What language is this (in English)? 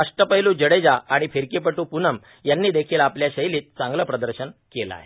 Marathi